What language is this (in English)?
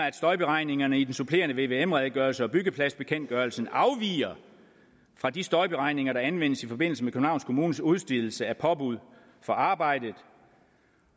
Danish